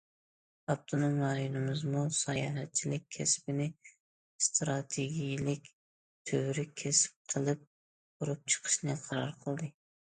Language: Uyghur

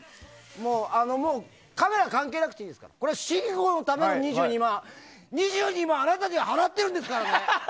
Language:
Japanese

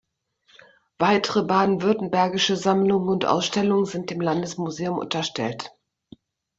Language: German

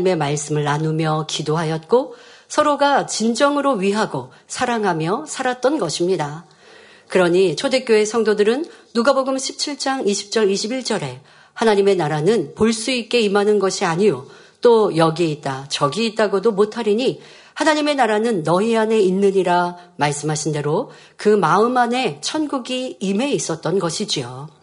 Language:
Korean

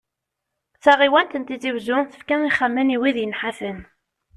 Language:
Kabyle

